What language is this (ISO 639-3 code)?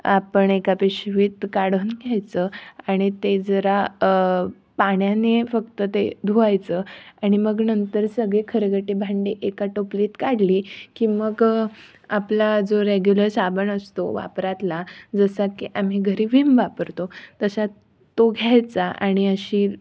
mar